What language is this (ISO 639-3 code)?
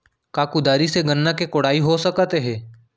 hne